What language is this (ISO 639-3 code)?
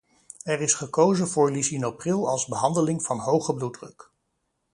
nld